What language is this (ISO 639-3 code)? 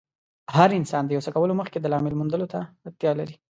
pus